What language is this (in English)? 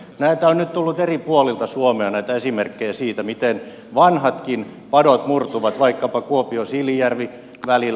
Finnish